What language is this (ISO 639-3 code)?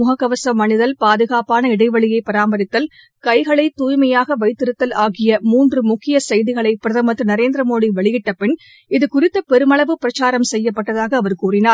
tam